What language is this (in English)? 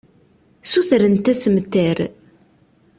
Kabyle